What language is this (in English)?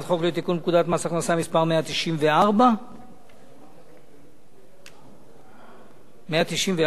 Hebrew